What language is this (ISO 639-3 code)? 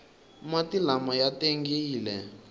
tso